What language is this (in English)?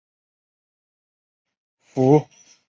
Chinese